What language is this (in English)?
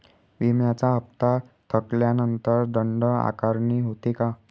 Marathi